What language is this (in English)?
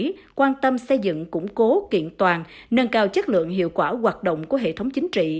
Vietnamese